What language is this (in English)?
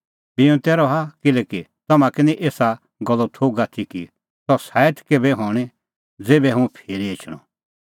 Kullu Pahari